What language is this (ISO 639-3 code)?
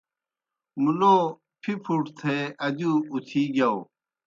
plk